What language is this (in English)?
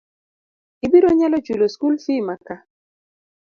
Luo (Kenya and Tanzania)